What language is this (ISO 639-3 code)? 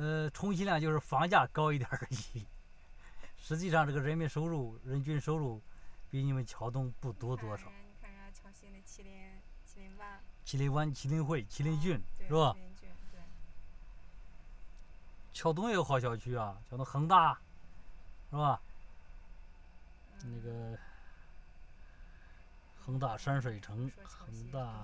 zho